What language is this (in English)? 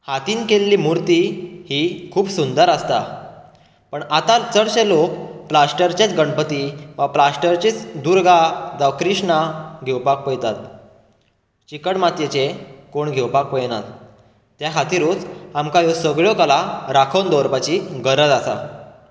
Konkani